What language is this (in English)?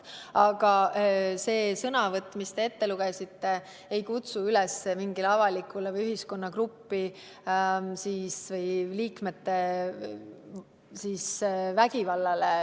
Estonian